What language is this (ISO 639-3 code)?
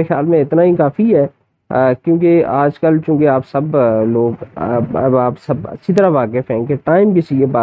urd